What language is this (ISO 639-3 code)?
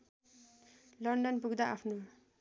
nep